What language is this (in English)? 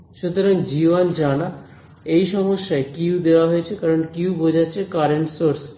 Bangla